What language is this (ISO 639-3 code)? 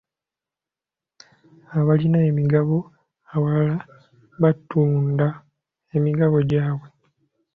lug